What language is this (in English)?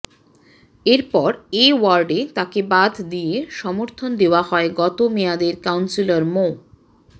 Bangla